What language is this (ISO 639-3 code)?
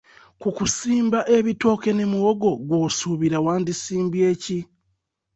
lug